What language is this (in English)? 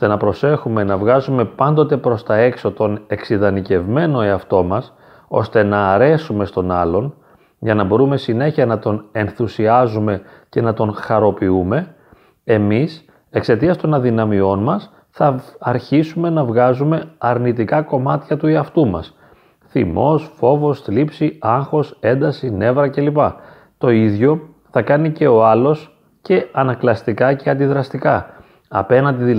Greek